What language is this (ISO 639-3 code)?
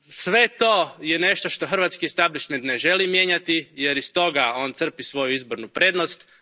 hrv